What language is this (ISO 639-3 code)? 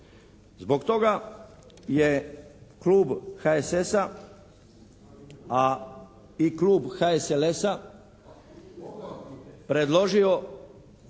hrv